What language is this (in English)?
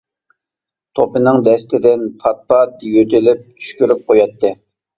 Uyghur